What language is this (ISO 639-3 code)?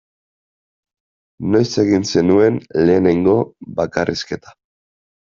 eus